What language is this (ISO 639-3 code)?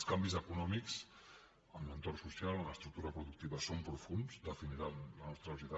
cat